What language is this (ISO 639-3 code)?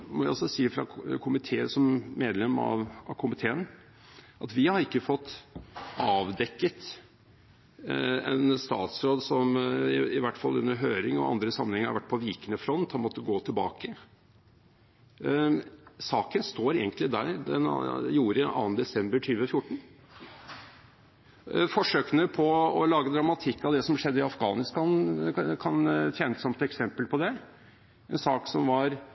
nob